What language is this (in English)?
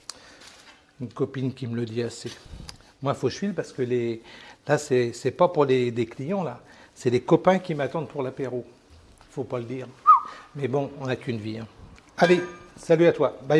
French